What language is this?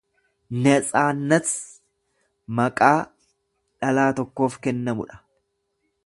Oromo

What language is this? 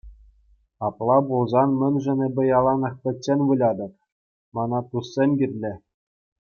Chuvash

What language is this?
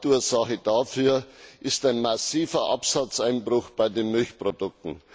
German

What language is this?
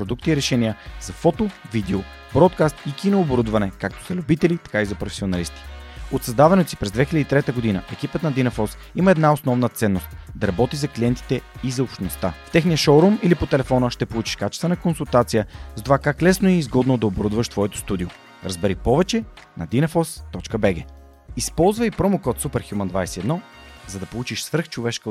Bulgarian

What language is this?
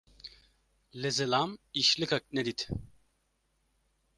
Kurdish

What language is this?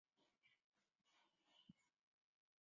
Chinese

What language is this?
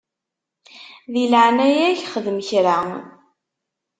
Kabyle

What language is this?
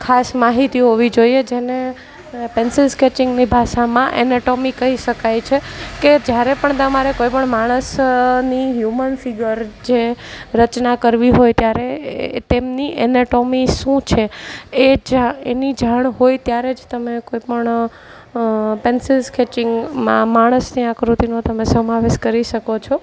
Gujarati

